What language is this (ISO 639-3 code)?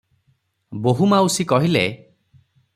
ori